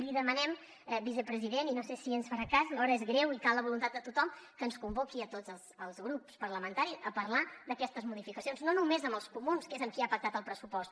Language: Catalan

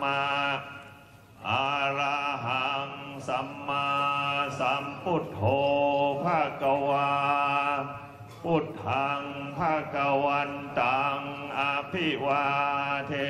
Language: Thai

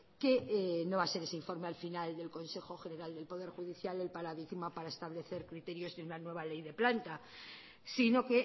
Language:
Spanish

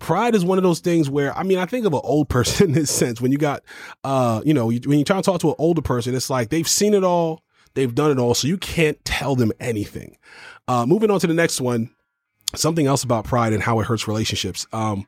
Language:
English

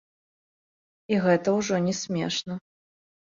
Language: Belarusian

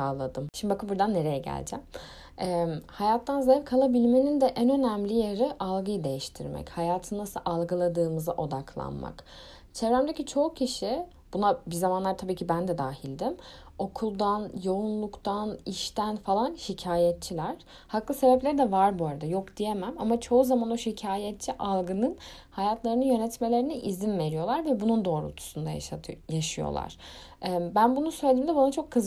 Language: Turkish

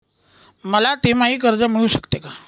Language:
Marathi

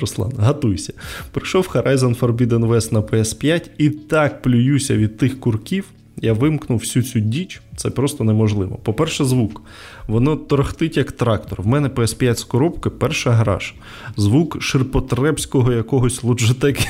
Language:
Ukrainian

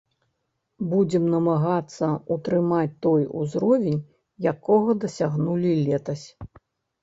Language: Belarusian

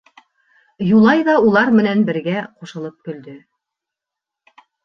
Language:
Bashkir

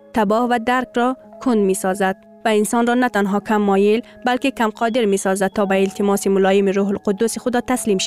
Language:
Persian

